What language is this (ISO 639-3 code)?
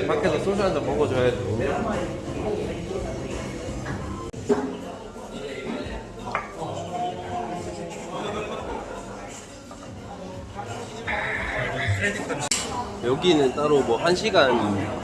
kor